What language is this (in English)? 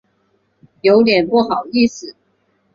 Chinese